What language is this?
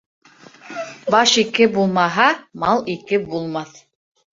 Bashkir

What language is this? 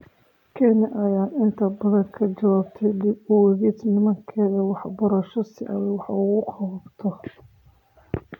Somali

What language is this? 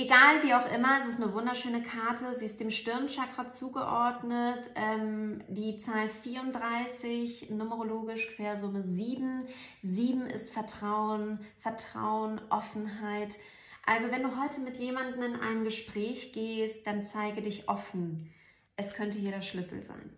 German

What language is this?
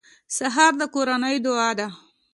Pashto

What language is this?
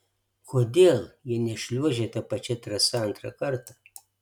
Lithuanian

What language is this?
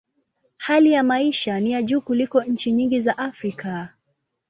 Swahili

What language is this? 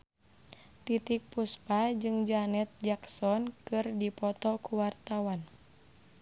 Sundanese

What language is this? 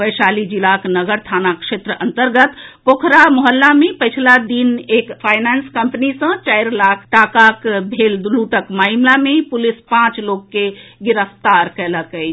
Maithili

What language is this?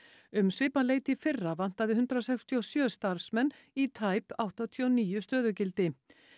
Icelandic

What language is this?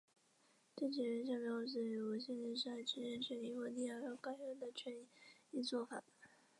Chinese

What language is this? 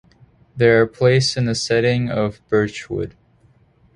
English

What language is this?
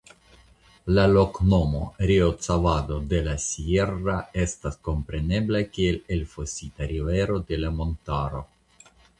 Esperanto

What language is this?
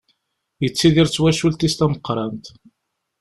Kabyle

